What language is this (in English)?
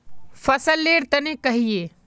Magahi